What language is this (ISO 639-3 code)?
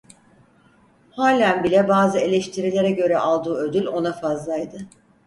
tur